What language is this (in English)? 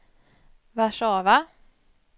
Swedish